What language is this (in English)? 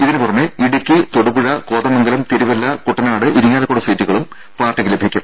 Malayalam